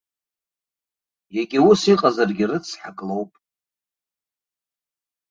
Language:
Abkhazian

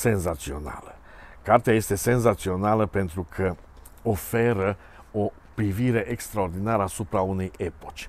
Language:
Romanian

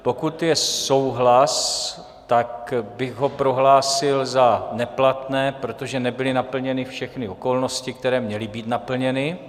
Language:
Czech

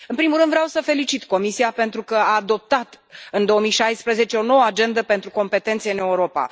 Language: Romanian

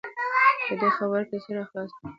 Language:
Pashto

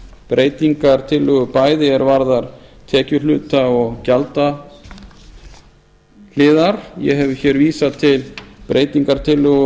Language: Icelandic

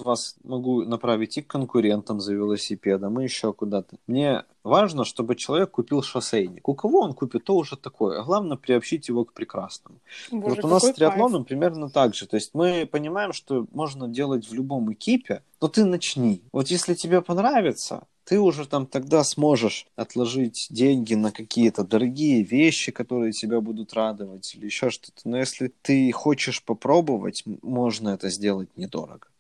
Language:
Russian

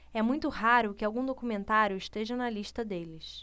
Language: Portuguese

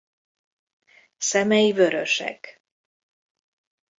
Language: Hungarian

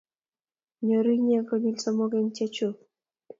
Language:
Kalenjin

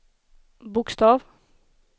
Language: Swedish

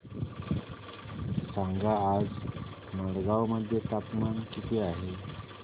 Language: Marathi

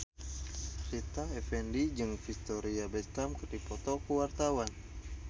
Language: Sundanese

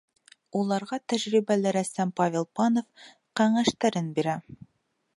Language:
Bashkir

